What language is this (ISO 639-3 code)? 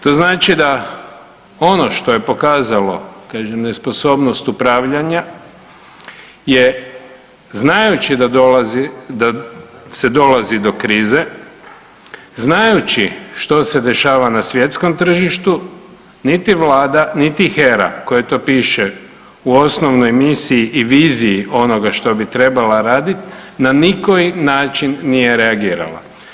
hrv